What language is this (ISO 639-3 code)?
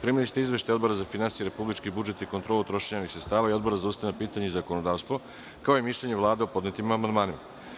srp